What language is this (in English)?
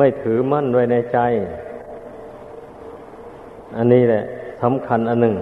Thai